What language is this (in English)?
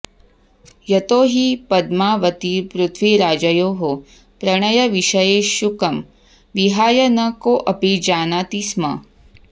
Sanskrit